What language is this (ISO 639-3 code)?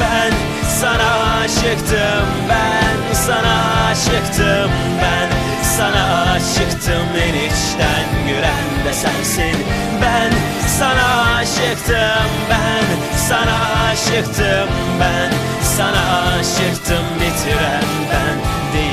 tur